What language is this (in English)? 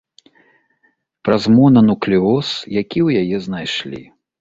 Belarusian